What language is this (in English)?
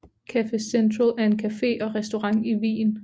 Danish